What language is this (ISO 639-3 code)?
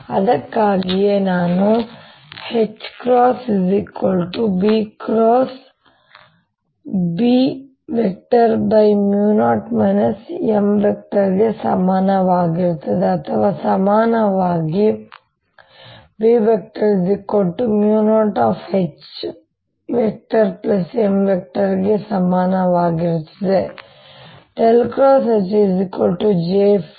kan